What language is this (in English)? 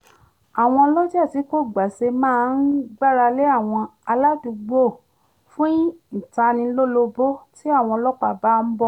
Yoruba